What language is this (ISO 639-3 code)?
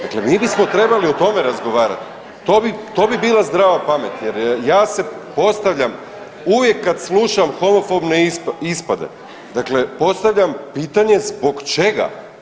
hrv